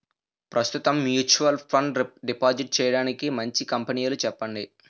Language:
Telugu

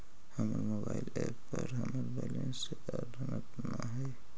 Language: Magahi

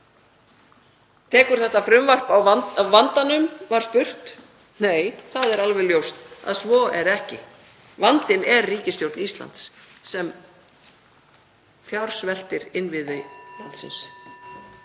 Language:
Icelandic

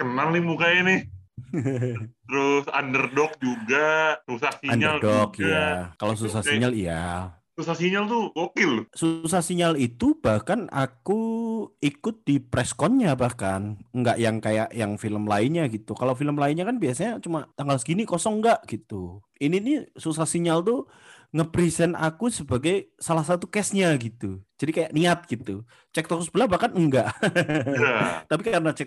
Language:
Indonesian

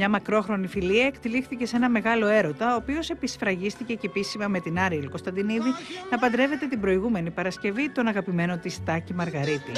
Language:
Greek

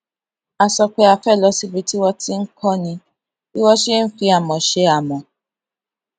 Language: Yoruba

